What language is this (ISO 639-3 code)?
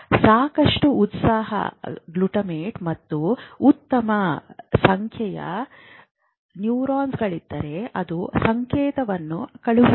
kan